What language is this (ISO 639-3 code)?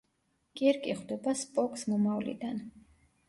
kat